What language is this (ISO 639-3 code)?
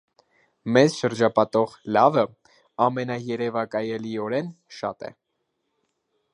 hye